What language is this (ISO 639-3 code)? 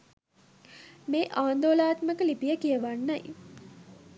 sin